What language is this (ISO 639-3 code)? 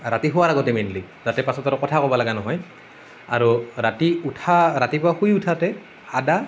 asm